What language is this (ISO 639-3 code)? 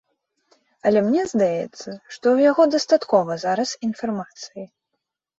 bel